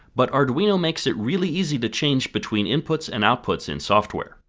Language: English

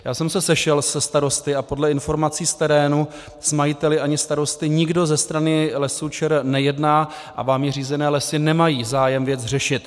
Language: Czech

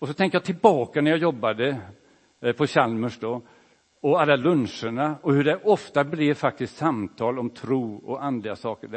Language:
Swedish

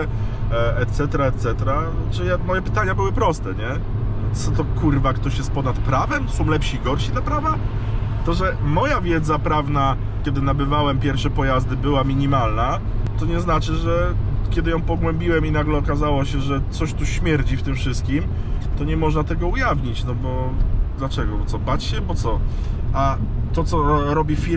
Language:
Polish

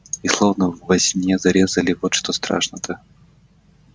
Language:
Russian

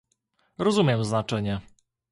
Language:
Polish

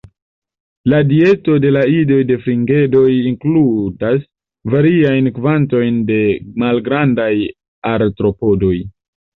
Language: Esperanto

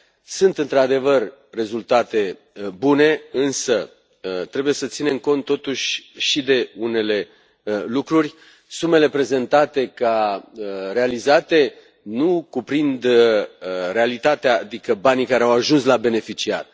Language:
Romanian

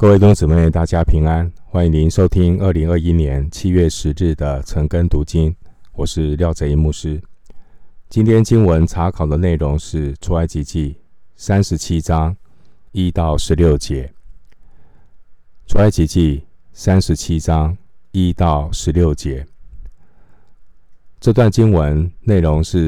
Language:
Chinese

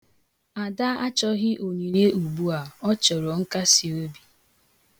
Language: Igbo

